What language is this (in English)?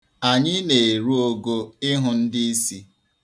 Igbo